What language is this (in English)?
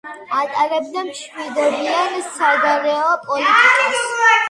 Georgian